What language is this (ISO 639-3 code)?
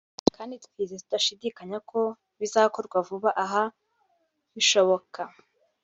kin